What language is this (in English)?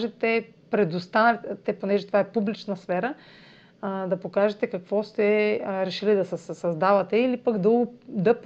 Bulgarian